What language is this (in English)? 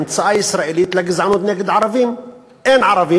Hebrew